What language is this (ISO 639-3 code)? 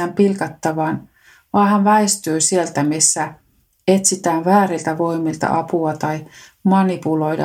fin